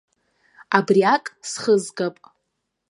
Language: Abkhazian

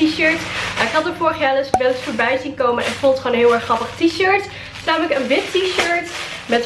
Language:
Dutch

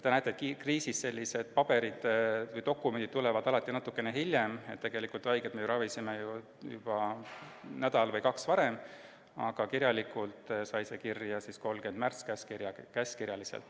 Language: Estonian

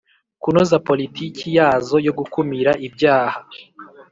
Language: Kinyarwanda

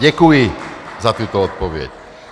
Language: Czech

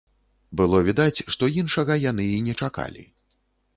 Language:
Belarusian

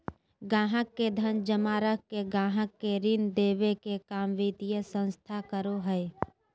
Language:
Magahi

